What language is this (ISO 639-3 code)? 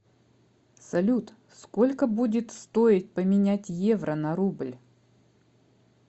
rus